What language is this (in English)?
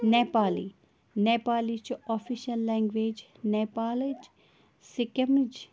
Kashmiri